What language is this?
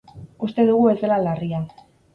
Basque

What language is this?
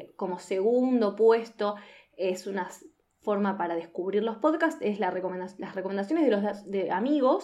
Spanish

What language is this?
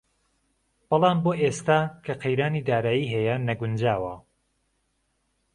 Central Kurdish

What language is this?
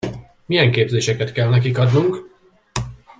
Hungarian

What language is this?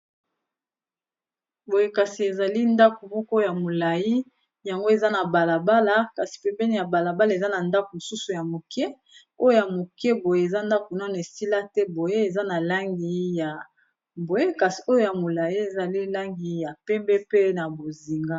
Lingala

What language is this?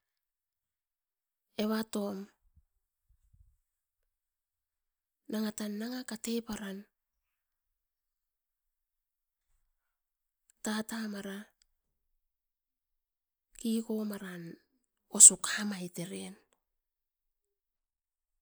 Askopan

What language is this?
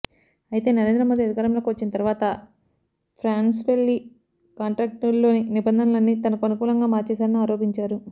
Telugu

